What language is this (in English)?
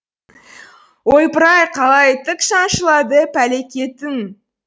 Kazakh